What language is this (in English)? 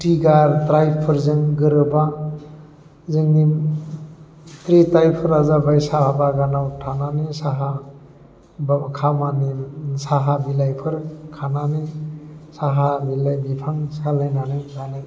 Bodo